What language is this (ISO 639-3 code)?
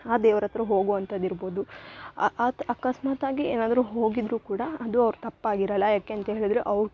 kan